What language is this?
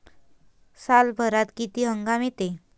Marathi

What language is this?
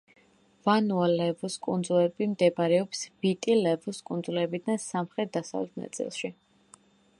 Georgian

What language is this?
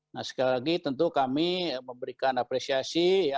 Indonesian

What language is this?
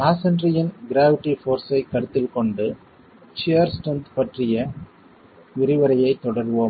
Tamil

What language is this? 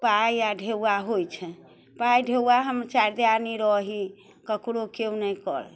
Maithili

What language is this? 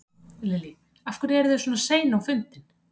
Icelandic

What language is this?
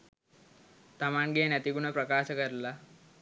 Sinhala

